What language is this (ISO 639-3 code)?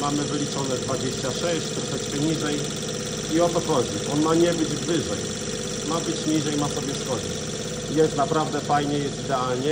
pol